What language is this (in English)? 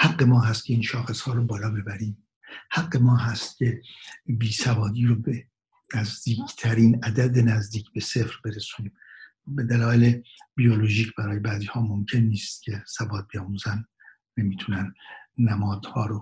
Persian